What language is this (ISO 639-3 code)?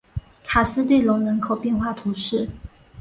zho